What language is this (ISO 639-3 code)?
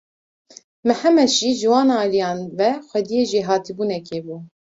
kur